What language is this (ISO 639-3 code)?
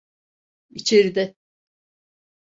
tur